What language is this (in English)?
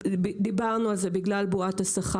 Hebrew